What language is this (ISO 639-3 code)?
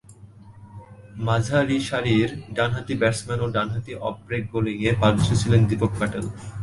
ben